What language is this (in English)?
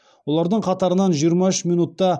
Kazakh